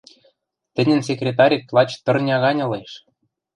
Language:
Western Mari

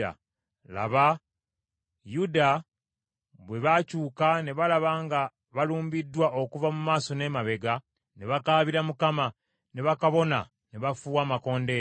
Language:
Ganda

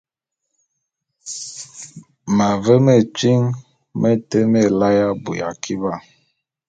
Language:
Bulu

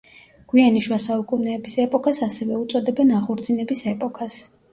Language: Georgian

